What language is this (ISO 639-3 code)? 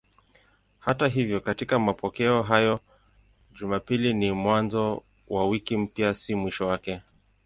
swa